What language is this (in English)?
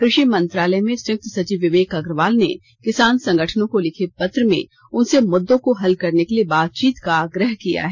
Hindi